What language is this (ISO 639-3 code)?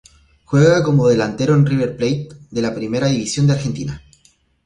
spa